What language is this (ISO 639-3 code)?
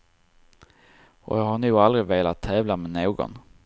swe